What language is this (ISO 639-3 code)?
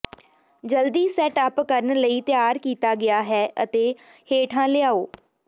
pan